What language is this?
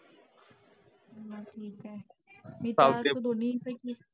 Marathi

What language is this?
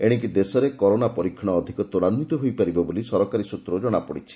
Odia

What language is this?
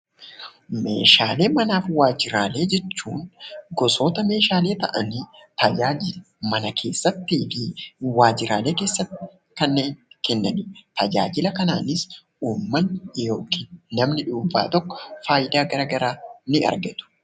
Oromo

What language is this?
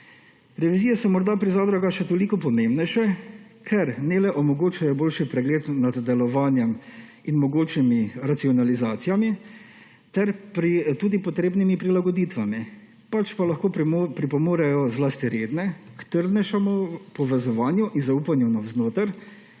Slovenian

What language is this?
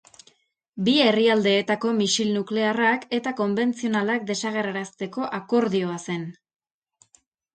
Basque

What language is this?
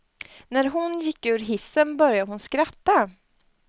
Swedish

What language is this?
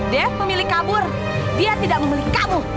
Indonesian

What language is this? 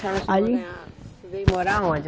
Portuguese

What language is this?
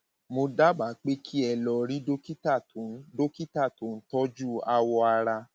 Yoruba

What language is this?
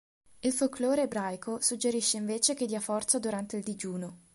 Italian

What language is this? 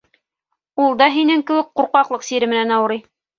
Bashkir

